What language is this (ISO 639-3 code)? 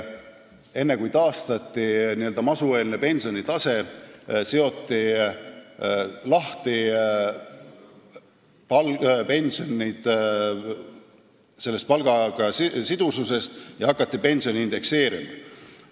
est